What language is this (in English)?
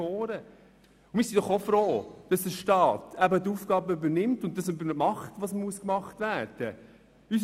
Swiss German